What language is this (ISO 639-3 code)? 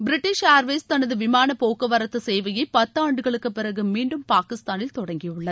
tam